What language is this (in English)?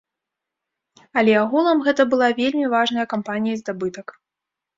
Belarusian